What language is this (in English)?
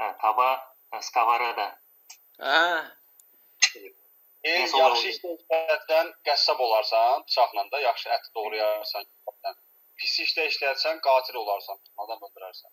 Turkish